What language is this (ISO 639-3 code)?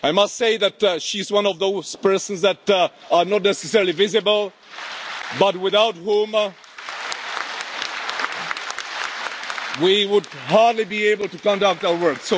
eng